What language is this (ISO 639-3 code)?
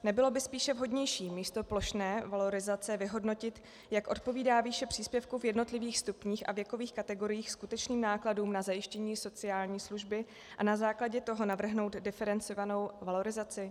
ces